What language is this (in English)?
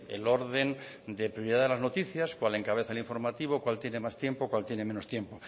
Spanish